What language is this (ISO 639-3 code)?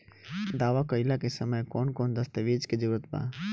bho